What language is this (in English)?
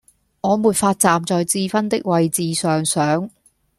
Cantonese